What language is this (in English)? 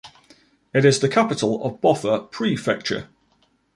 English